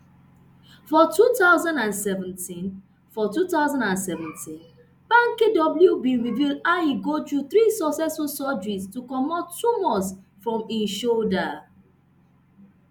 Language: Nigerian Pidgin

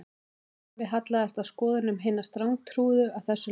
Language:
Icelandic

